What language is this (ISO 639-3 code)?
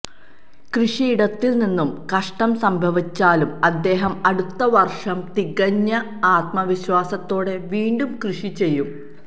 mal